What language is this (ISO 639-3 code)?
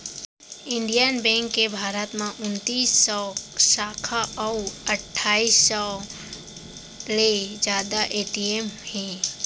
hne